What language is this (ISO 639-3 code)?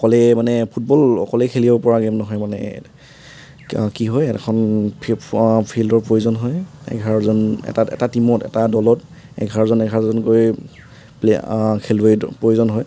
asm